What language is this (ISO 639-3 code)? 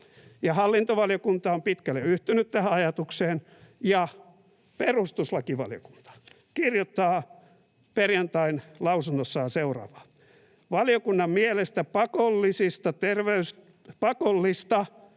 fin